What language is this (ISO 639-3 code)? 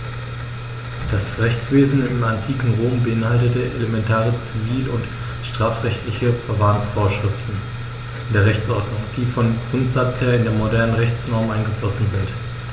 deu